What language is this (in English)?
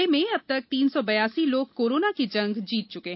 Hindi